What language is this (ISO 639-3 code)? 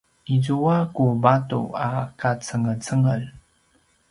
pwn